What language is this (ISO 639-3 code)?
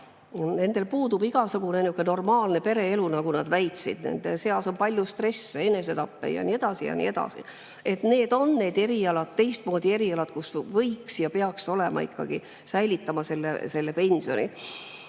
est